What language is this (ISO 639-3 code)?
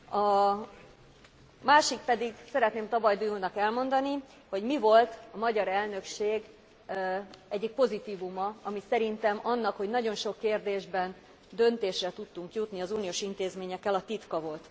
hun